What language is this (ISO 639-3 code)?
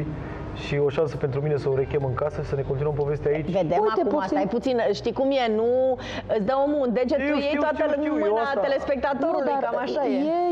ron